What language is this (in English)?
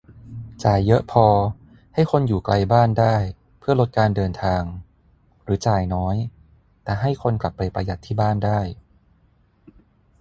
Thai